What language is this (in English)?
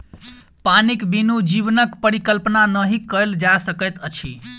Maithili